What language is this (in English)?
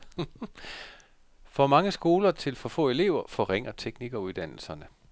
Danish